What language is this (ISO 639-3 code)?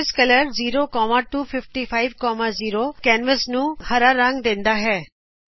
pan